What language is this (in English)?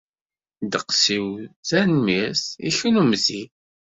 Kabyle